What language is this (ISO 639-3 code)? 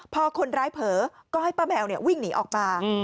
tha